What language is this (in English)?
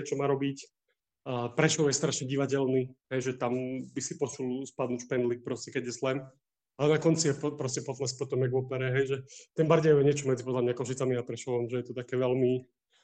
Slovak